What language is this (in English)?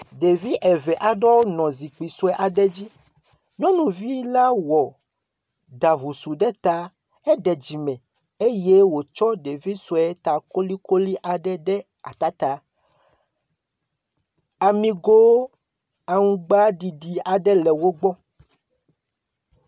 Ewe